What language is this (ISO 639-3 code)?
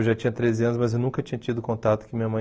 por